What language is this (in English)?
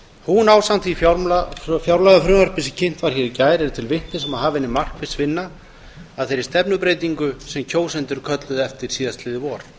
Icelandic